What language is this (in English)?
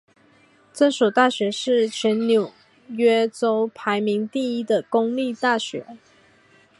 Chinese